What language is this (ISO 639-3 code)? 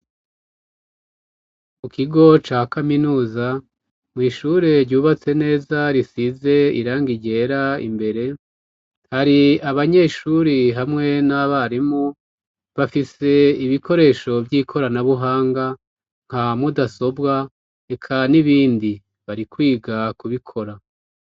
run